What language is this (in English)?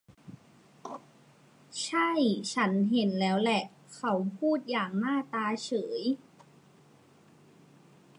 Thai